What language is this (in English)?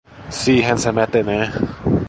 Finnish